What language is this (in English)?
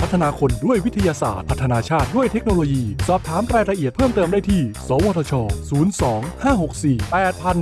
Thai